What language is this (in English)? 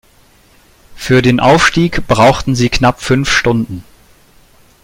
German